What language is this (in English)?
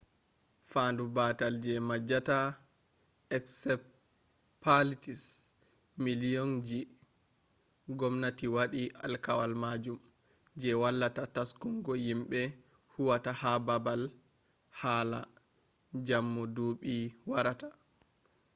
Fula